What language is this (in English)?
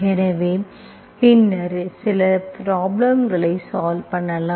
Tamil